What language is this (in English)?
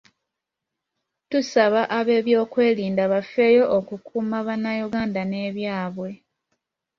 Ganda